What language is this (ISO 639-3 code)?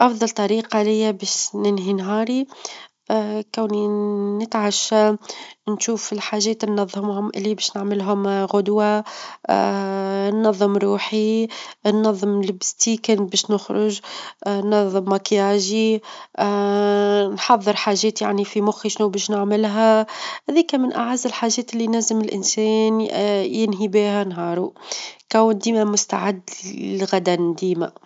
aeb